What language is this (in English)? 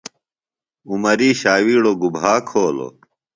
Phalura